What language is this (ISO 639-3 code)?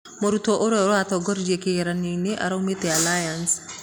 kik